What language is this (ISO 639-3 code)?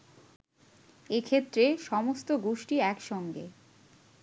ben